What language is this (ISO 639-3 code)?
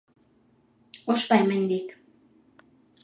eus